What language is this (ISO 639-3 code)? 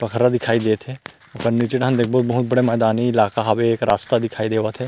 hne